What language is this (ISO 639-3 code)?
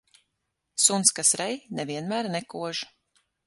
lav